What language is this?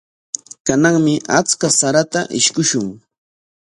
Corongo Ancash Quechua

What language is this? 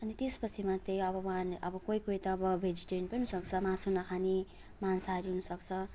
Nepali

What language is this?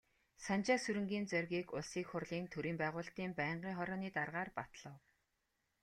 Mongolian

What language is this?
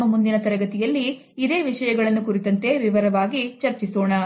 Kannada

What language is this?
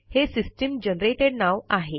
Marathi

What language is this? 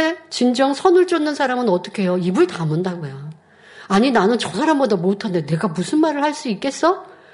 Korean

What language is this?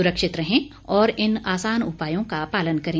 Hindi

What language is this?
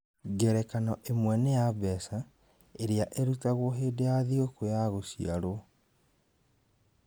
Kikuyu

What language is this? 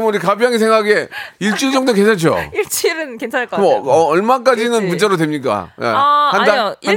Korean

